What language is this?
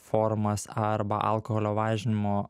Lithuanian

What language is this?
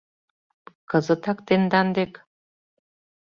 Mari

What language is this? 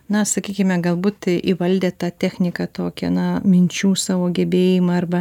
Lithuanian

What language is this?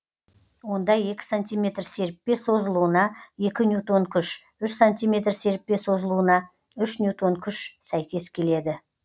Kazakh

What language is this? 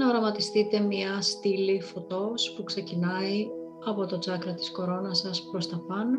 Greek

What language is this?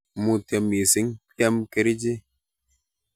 Kalenjin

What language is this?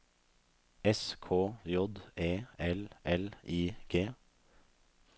Norwegian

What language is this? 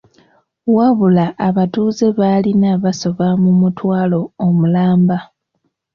Ganda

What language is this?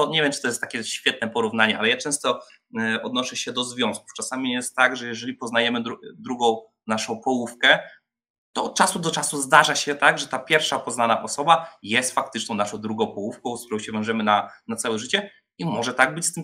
Polish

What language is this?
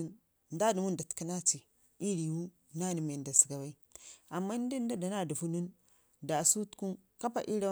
Ngizim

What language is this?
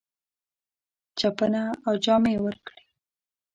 Pashto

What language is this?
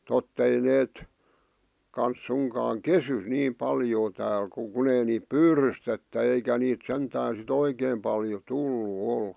Finnish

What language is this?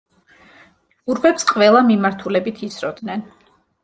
Georgian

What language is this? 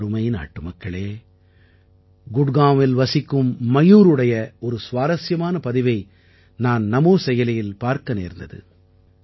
Tamil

